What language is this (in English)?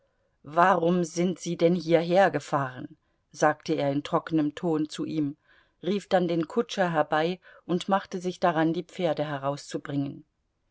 German